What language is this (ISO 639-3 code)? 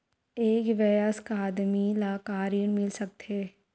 hne